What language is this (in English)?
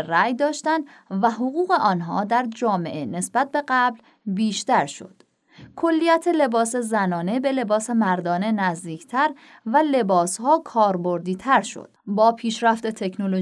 Persian